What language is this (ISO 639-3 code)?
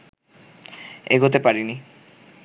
ben